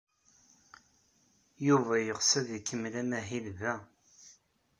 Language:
Kabyle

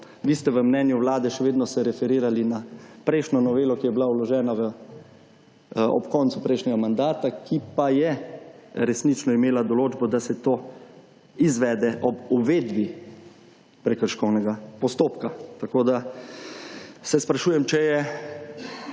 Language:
Slovenian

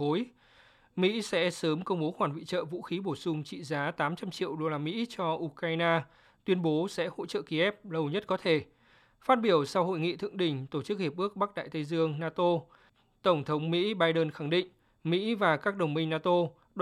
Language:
Vietnamese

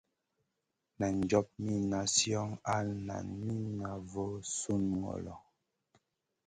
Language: Masana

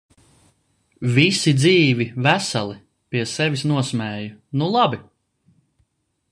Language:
Latvian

